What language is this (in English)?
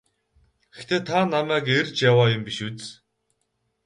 Mongolian